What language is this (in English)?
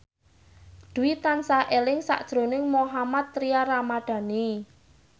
Javanese